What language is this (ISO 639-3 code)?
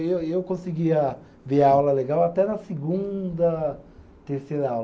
por